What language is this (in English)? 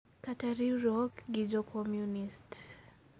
Luo (Kenya and Tanzania)